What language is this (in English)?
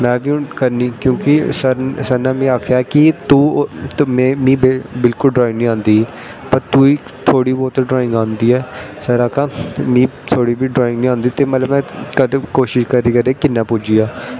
Dogri